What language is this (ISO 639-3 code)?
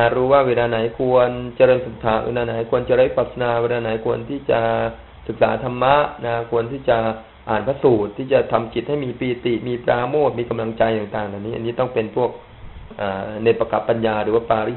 tha